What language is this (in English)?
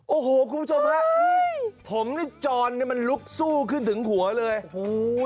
Thai